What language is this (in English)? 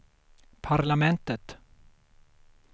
Swedish